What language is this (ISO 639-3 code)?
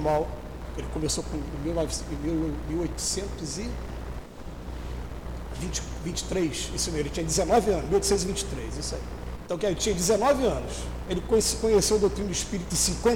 por